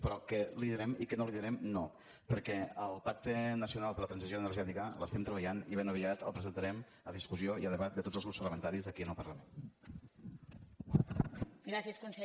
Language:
Catalan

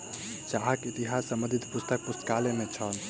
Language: Maithili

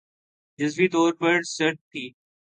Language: Urdu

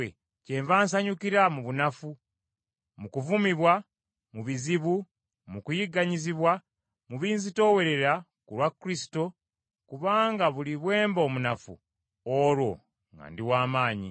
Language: Ganda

